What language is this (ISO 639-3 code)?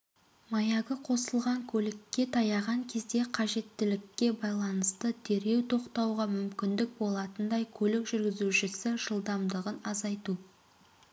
kaz